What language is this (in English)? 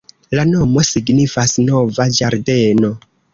Esperanto